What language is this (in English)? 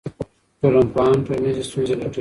Pashto